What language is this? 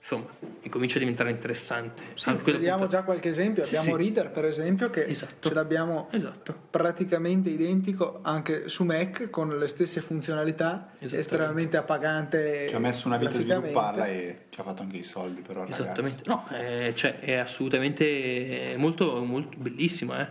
Italian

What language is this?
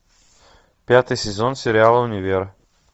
Russian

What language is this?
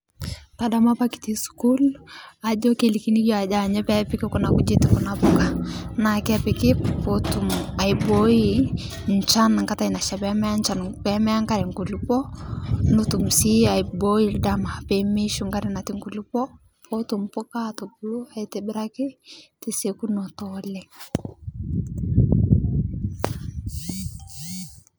Masai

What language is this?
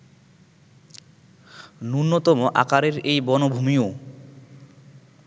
Bangla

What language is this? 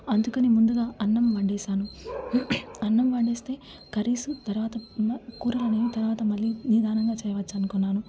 Telugu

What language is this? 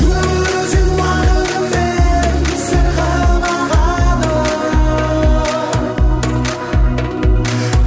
Kazakh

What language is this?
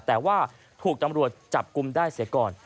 Thai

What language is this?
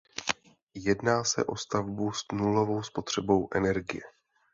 Czech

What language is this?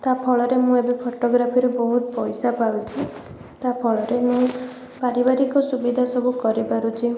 Odia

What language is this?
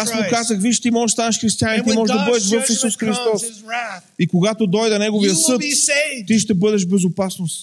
Bulgarian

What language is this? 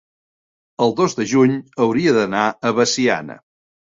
Catalan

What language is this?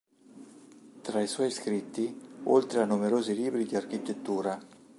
Italian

